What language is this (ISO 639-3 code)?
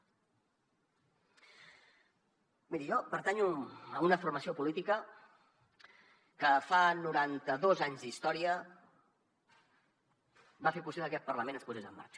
cat